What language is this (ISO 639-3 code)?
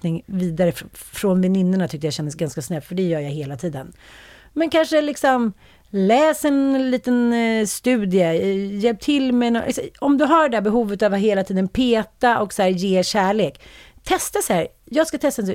swe